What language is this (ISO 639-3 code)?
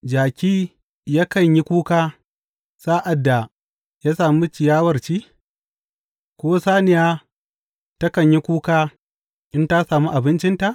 hau